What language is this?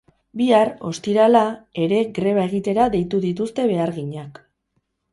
Basque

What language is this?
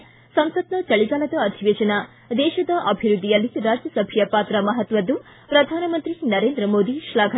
Kannada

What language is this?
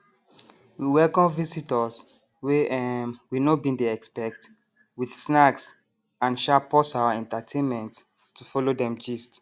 Nigerian Pidgin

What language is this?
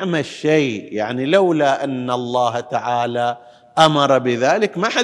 Arabic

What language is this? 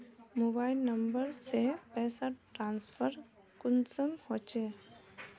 Magahi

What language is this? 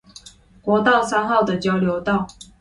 Chinese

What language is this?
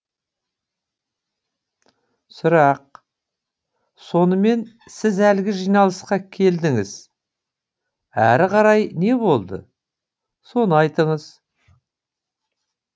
Kazakh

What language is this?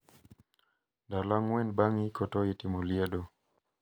Luo (Kenya and Tanzania)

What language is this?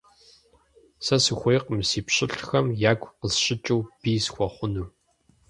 Kabardian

